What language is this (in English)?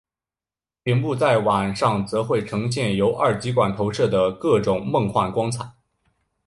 Chinese